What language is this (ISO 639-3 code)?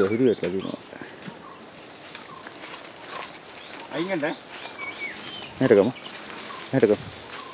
ind